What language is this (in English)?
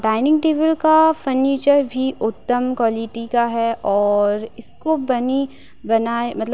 Hindi